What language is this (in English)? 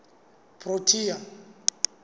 Southern Sotho